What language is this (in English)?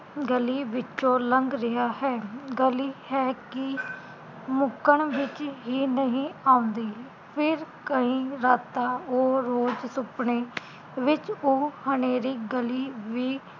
Punjabi